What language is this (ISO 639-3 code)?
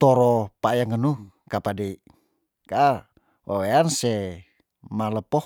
tdn